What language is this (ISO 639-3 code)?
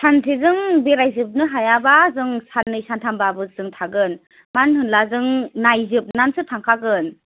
brx